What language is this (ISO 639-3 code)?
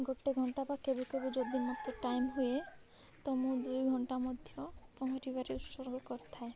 ori